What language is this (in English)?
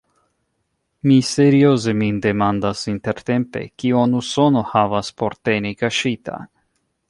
Esperanto